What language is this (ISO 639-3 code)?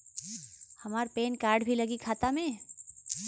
bho